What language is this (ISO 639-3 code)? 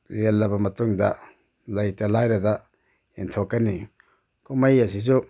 mni